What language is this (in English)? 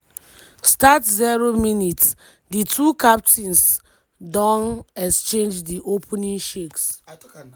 Nigerian Pidgin